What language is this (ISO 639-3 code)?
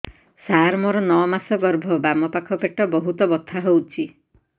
ori